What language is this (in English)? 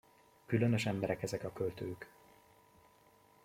Hungarian